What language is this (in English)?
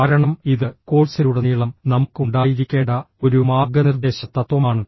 Malayalam